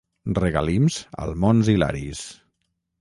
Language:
Catalan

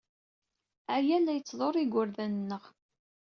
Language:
Kabyle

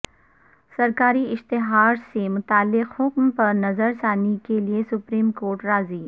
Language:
Urdu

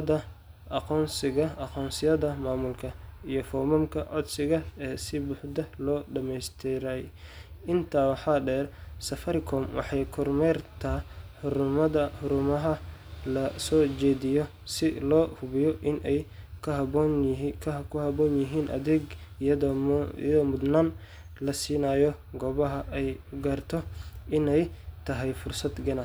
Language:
Somali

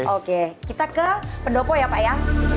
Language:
Indonesian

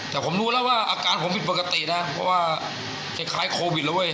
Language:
Thai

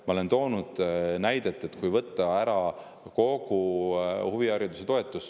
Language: Estonian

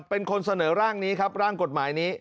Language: Thai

